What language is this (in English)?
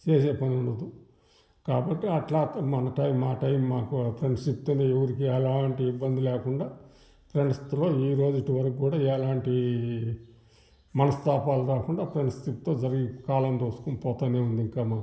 Telugu